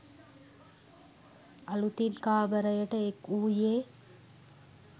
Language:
Sinhala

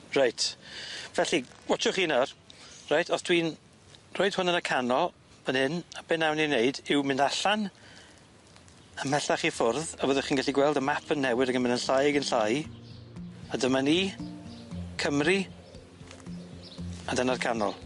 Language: Welsh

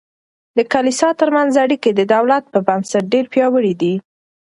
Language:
Pashto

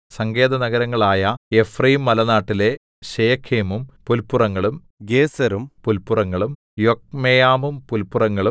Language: Malayalam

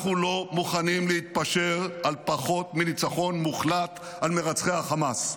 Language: Hebrew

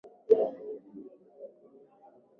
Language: Swahili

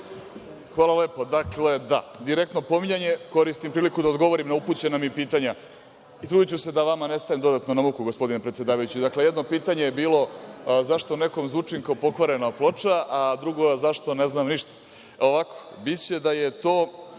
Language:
Serbian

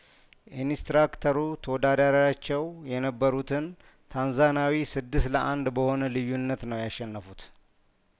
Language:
Amharic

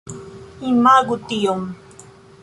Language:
Esperanto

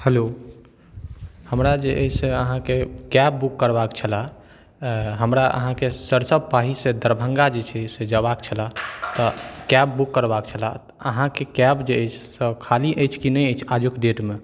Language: Maithili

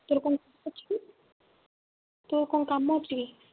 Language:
Odia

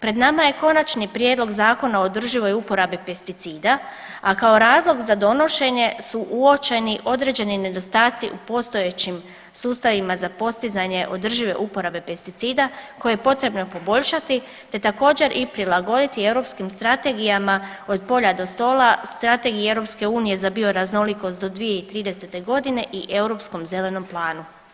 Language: Croatian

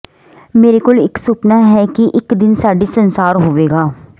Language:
Punjabi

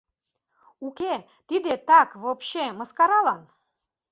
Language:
Mari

